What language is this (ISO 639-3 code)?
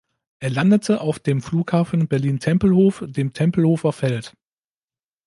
deu